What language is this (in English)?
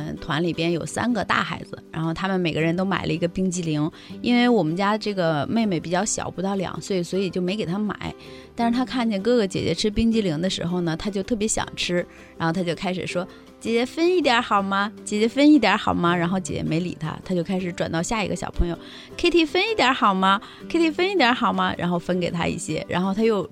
Chinese